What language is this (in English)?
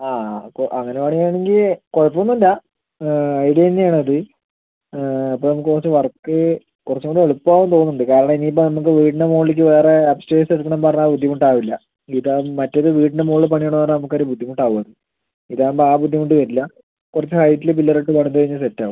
Malayalam